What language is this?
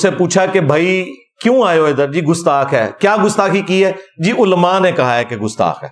Urdu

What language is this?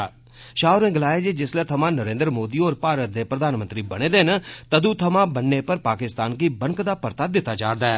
Dogri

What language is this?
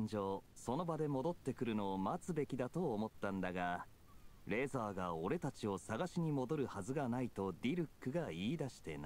Japanese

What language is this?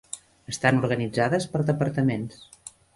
Catalan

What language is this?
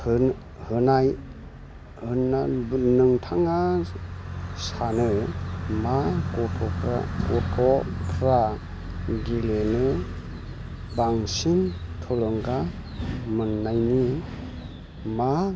Bodo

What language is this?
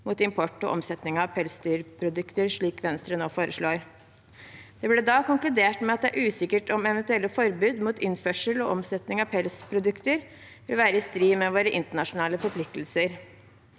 Norwegian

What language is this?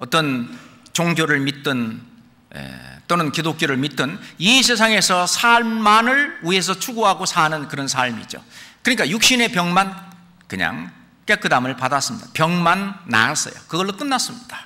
Korean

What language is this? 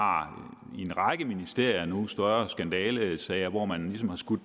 Danish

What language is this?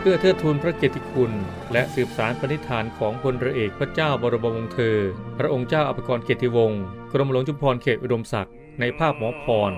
Thai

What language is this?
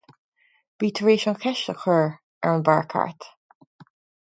Irish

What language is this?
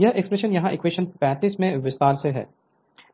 Hindi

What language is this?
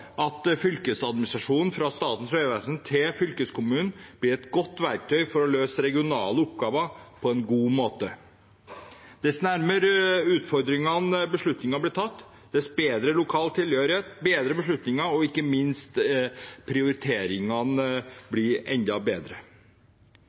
Norwegian Bokmål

